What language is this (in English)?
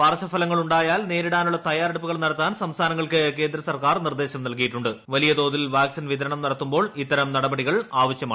Malayalam